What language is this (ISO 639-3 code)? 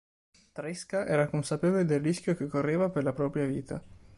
ita